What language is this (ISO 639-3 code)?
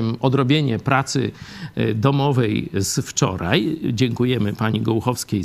pol